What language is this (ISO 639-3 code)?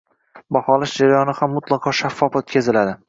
uzb